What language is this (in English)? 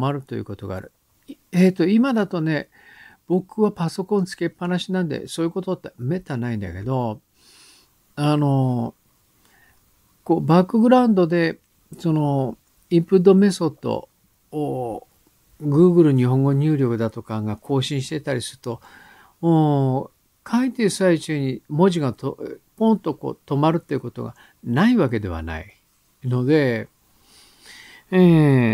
Japanese